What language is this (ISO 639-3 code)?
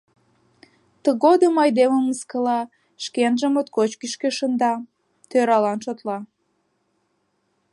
chm